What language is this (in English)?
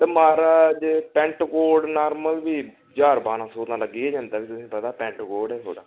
Dogri